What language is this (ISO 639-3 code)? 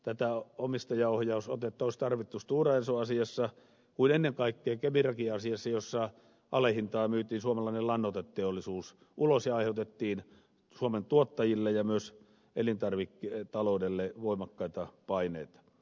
fin